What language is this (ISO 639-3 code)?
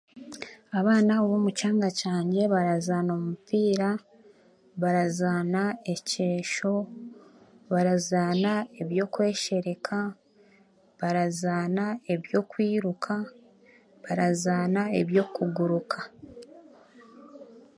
cgg